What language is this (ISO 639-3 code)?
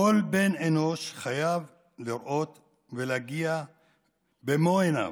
heb